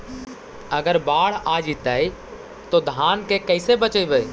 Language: Magahi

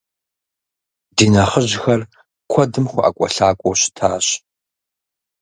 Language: Kabardian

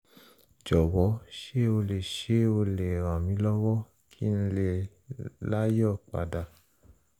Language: Yoruba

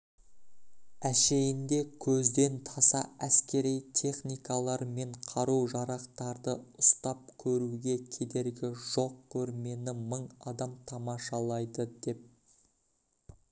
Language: Kazakh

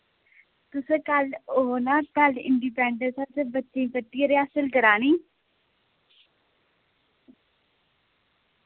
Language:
Dogri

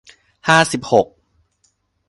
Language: Thai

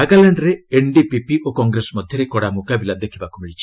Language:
Odia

